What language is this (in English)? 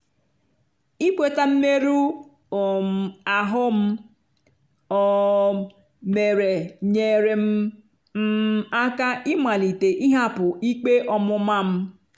Igbo